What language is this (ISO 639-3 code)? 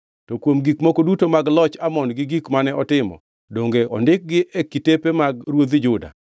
luo